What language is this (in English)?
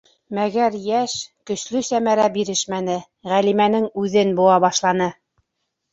Bashkir